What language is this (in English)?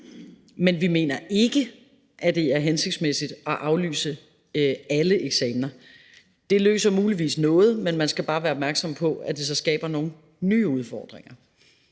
Danish